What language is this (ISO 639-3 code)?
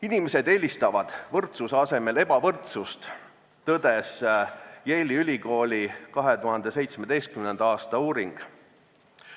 est